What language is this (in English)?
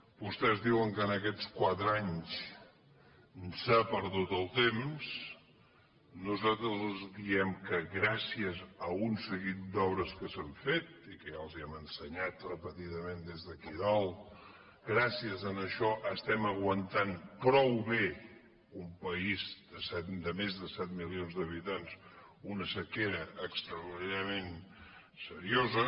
Catalan